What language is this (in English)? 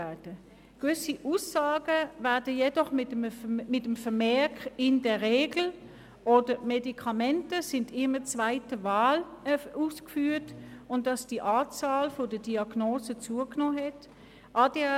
Swiss German